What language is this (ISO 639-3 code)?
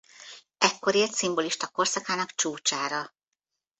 hun